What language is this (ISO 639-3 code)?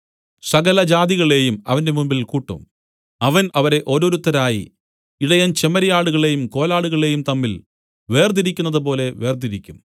mal